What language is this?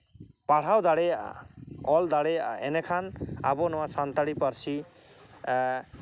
Santali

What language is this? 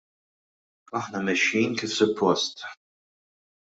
Maltese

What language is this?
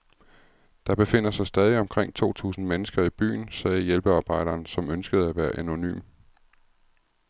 Danish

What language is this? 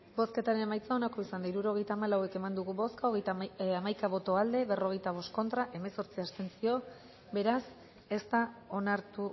Basque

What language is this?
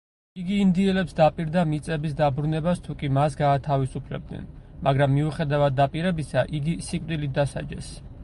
Georgian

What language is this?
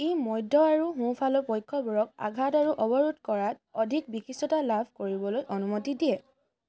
Assamese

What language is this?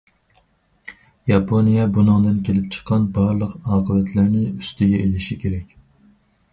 Uyghur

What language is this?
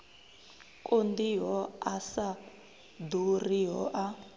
Venda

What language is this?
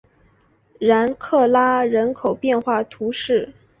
Chinese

